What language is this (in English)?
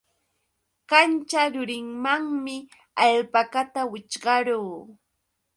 Yauyos Quechua